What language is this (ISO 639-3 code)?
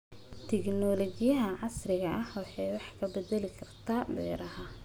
som